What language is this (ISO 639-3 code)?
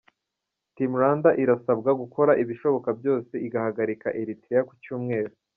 kin